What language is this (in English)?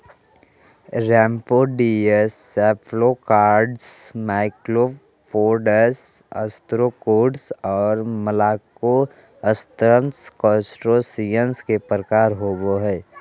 Magahi